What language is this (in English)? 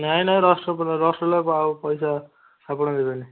Odia